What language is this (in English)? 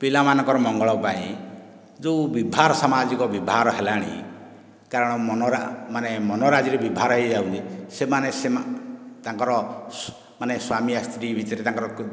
Odia